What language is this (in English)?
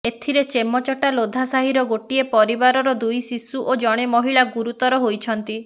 Odia